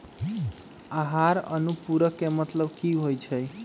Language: Magahi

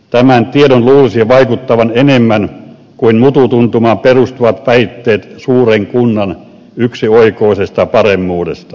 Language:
Finnish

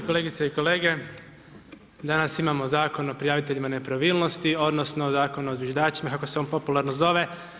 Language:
Croatian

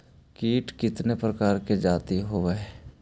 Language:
Magahi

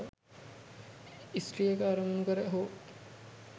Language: Sinhala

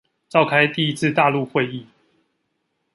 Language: Chinese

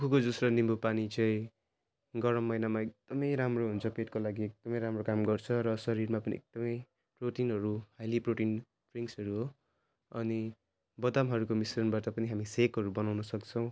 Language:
Nepali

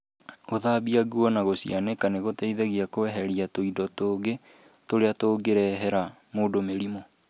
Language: Kikuyu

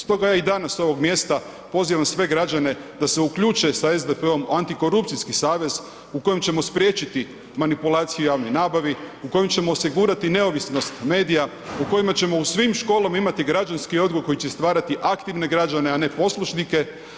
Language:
Croatian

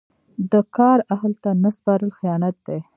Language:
Pashto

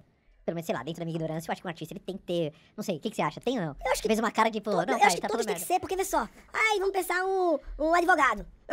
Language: Portuguese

